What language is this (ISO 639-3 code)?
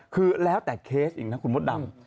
tha